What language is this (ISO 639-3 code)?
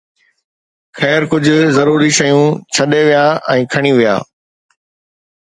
snd